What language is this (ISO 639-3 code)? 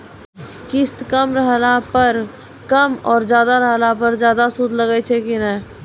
mai